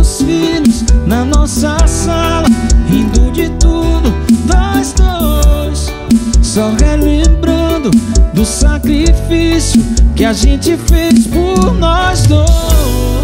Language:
Portuguese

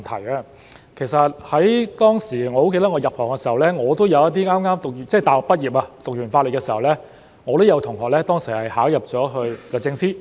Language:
Cantonese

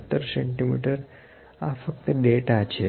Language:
Gujarati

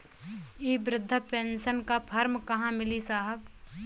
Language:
Bhojpuri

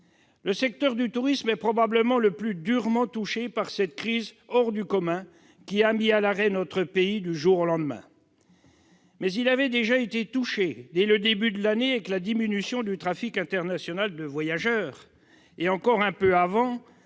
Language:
French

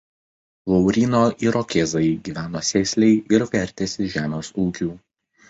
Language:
Lithuanian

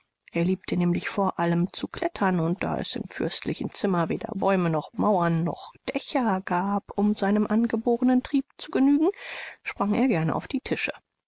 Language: German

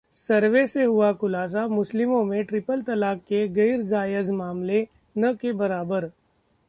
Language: Hindi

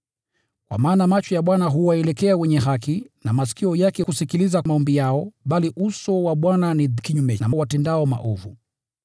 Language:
Swahili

